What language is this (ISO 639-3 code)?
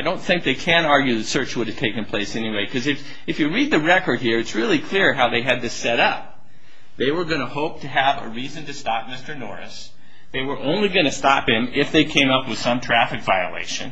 eng